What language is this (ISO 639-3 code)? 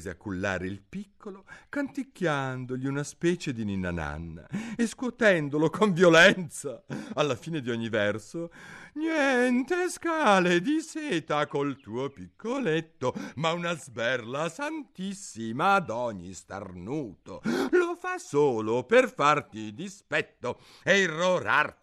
ita